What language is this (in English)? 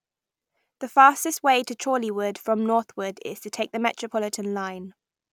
English